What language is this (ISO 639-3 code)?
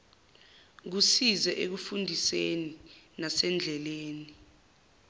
zul